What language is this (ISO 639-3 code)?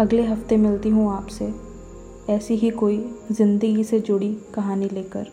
hin